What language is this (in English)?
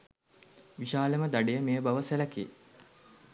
Sinhala